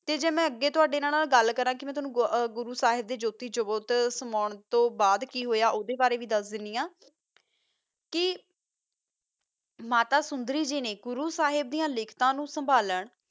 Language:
Punjabi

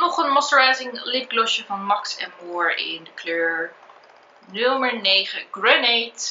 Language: Dutch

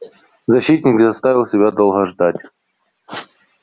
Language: Russian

